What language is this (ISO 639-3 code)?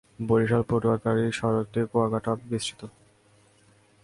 ben